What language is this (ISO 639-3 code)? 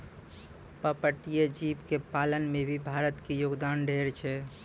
mai